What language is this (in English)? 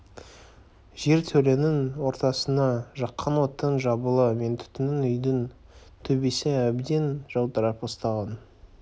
Kazakh